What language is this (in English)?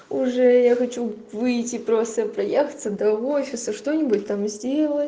Russian